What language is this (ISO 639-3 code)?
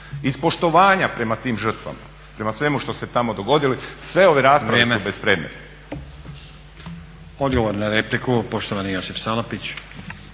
hrv